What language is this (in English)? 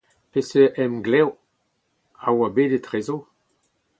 Breton